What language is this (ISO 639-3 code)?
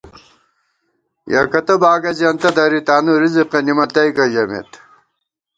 gwt